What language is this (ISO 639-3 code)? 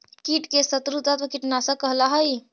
mag